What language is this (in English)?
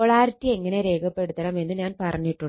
Malayalam